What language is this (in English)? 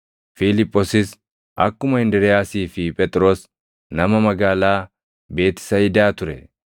Oromo